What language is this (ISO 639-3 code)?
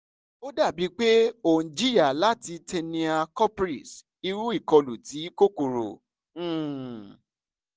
yor